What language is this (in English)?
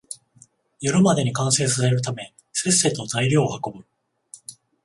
Japanese